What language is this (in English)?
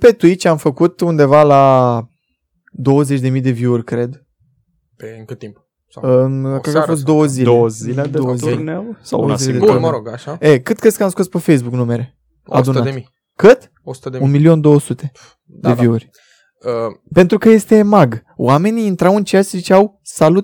Romanian